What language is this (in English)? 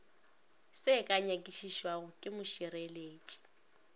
Northern Sotho